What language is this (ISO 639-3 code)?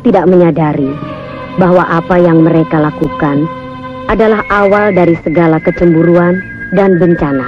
ind